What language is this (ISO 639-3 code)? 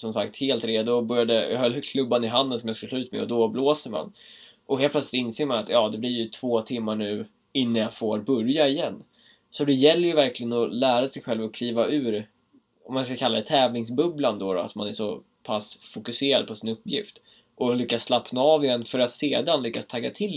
swe